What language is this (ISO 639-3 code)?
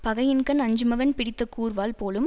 tam